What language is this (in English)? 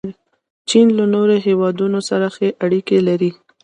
Pashto